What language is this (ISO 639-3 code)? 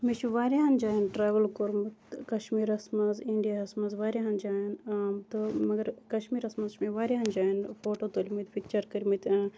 kas